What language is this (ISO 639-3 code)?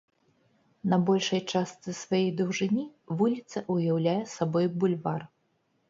bel